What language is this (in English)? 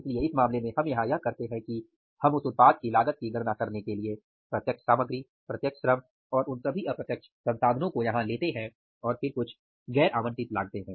Hindi